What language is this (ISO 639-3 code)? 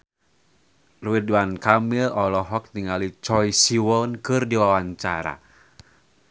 sun